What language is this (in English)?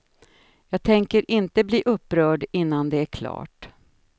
Swedish